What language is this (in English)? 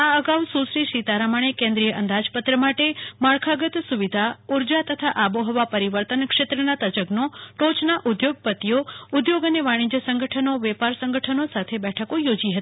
Gujarati